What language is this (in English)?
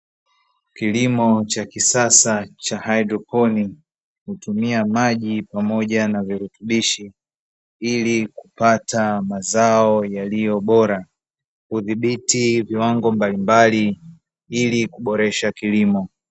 Swahili